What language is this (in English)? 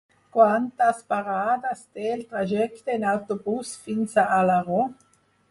Catalan